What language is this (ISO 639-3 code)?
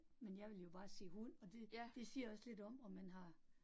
dan